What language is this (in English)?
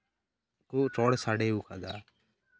Santali